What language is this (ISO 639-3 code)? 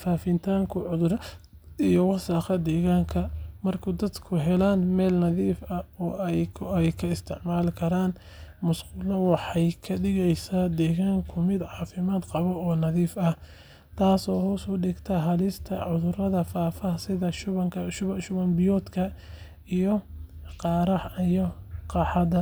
som